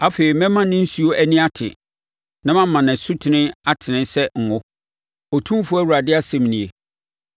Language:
Akan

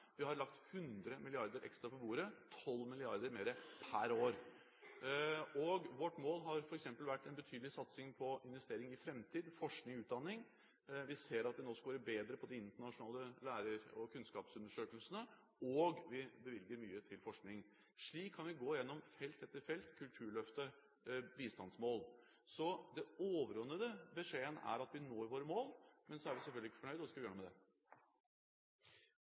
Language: Norwegian Bokmål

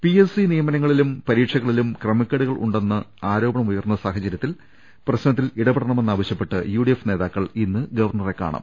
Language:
Malayalam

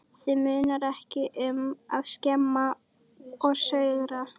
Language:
Icelandic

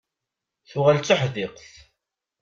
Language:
Kabyle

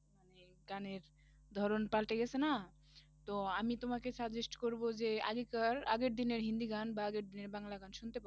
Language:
Bangla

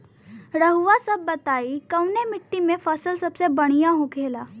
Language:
Bhojpuri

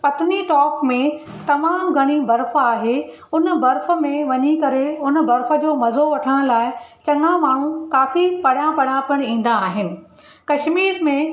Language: Sindhi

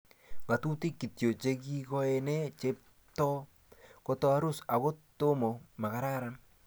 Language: Kalenjin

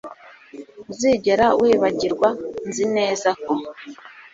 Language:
Kinyarwanda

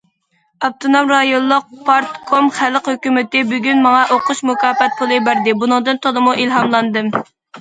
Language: Uyghur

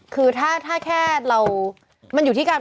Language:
Thai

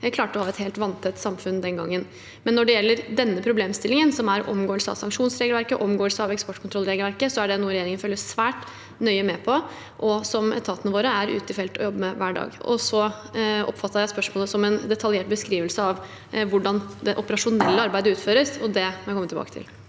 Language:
Norwegian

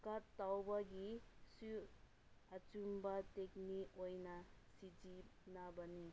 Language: Manipuri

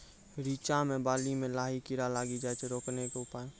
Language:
Maithili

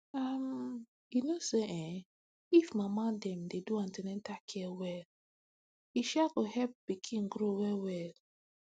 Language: Nigerian Pidgin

